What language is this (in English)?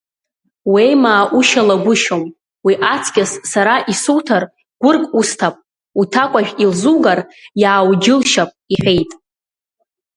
Abkhazian